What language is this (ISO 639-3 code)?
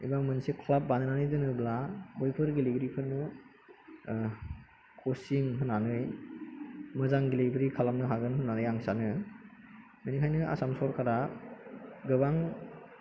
brx